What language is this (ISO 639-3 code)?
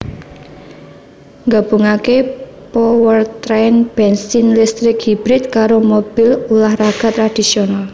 jav